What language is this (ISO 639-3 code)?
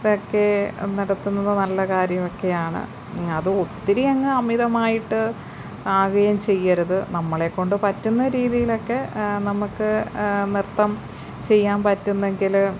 mal